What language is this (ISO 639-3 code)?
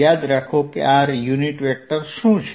guj